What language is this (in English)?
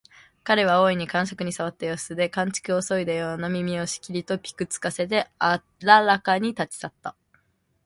Japanese